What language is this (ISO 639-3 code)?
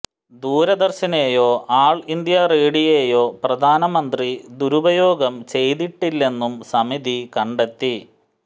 mal